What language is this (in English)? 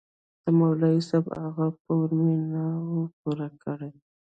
Pashto